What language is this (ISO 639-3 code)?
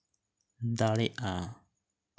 sat